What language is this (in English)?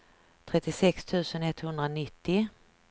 Swedish